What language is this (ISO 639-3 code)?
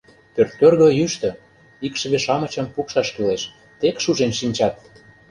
chm